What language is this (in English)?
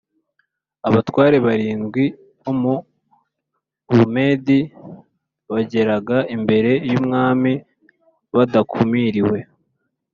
Kinyarwanda